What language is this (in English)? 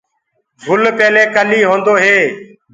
Gurgula